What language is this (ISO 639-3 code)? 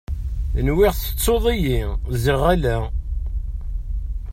kab